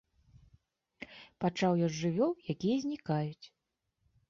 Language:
Belarusian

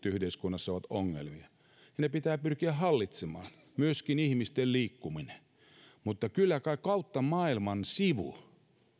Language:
Finnish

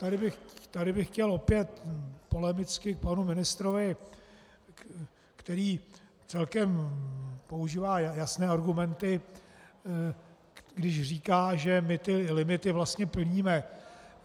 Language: Czech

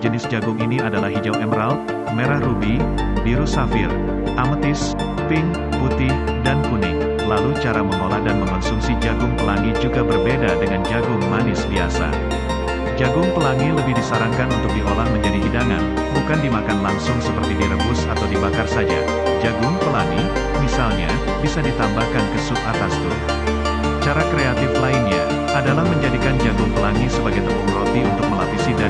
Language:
Indonesian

